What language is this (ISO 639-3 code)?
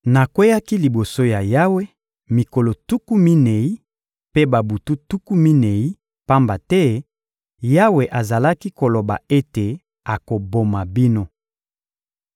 lin